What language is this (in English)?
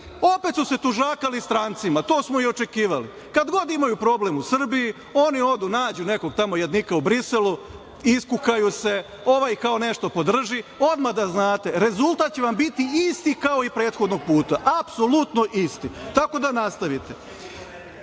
Serbian